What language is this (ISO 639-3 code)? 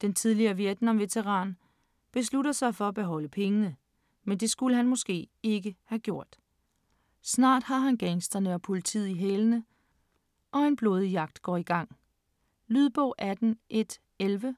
dan